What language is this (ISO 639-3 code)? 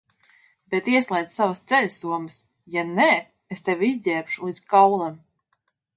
lav